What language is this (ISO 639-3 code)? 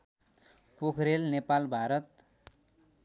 nep